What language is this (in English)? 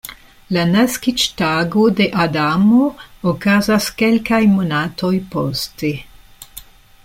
Esperanto